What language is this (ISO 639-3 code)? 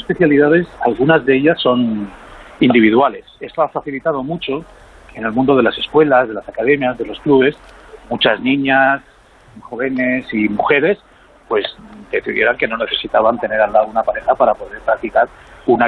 spa